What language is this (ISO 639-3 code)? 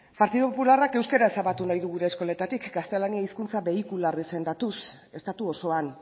eus